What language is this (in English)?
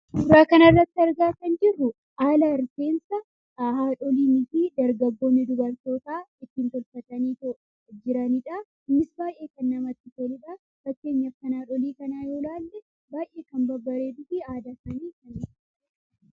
Oromo